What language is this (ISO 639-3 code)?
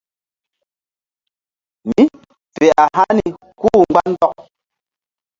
mdd